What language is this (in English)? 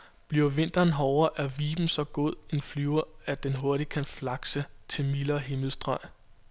Danish